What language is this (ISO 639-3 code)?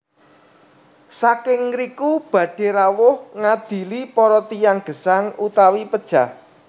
jav